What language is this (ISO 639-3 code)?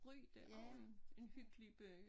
dan